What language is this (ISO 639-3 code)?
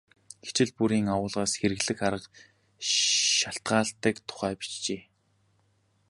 mon